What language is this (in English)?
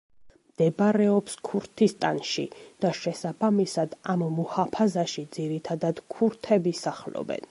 Georgian